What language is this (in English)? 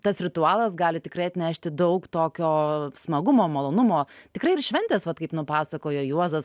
Lithuanian